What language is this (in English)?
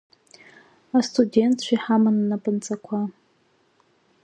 Abkhazian